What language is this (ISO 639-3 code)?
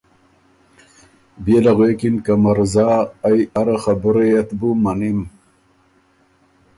oru